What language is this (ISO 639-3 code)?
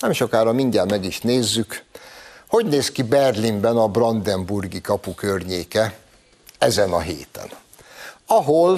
hun